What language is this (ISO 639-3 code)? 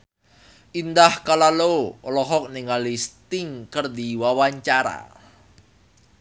sun